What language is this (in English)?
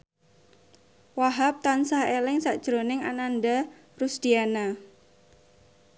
Javanese